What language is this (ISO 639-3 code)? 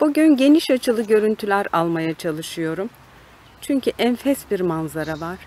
tur